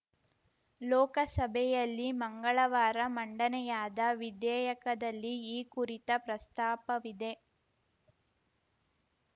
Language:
Kannada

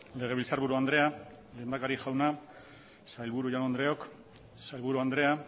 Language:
Basque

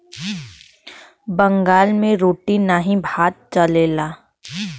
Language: Bhojpuri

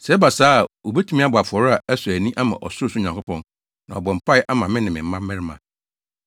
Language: Akan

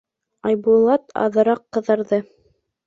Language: Bashkir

